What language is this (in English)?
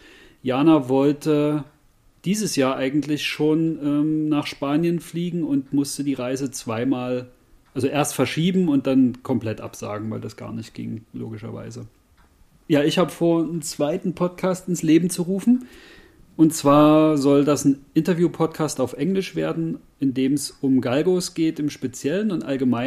German